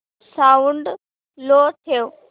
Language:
Marathi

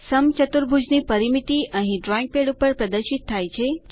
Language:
Gujarati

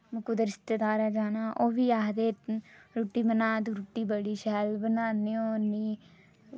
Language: Dogri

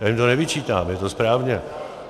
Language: Czech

